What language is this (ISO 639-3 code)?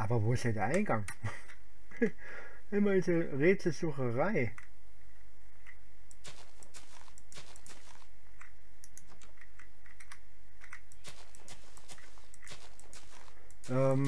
deu